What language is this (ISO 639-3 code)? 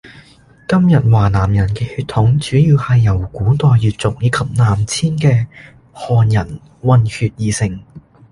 yue